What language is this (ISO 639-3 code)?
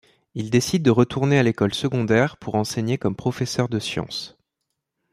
fra